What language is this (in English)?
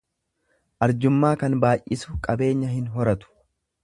Oromo